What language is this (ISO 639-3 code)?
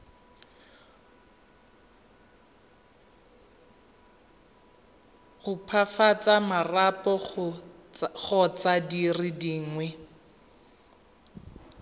tsn